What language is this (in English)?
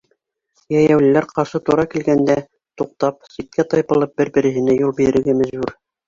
Bashkir